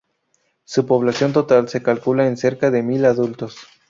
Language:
Spanish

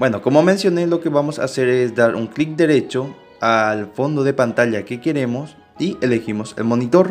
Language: Spanish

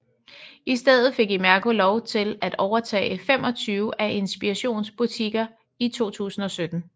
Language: Danish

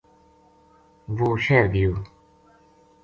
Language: Gujari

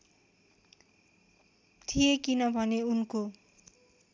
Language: Nepali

